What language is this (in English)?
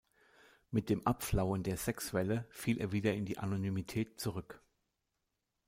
German